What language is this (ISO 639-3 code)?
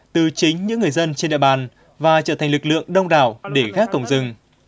vie